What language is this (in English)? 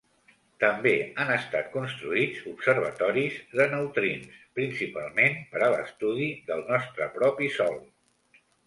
Catalan